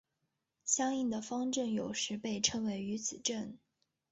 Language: Chinese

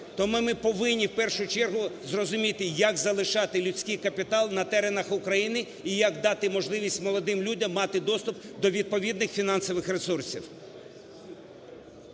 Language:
Ukrainian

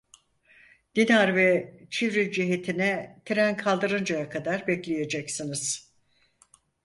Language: Turkish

